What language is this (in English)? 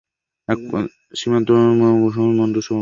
Bangla